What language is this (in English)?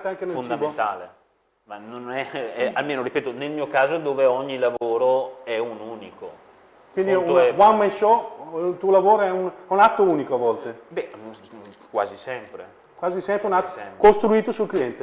Italian